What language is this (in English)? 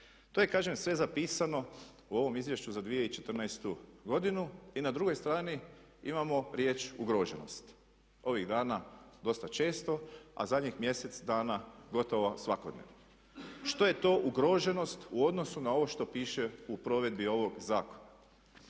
Croatian